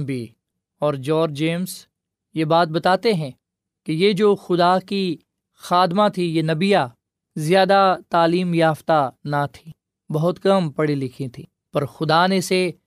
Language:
Urdu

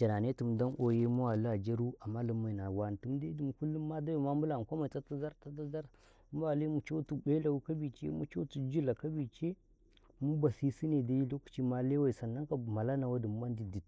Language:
Karekare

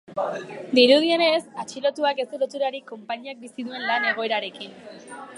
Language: Basque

